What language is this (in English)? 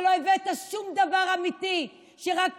Hebrew